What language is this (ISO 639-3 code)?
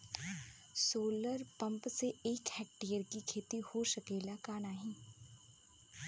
bho